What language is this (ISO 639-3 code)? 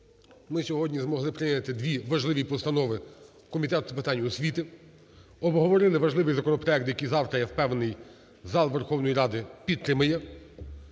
ukr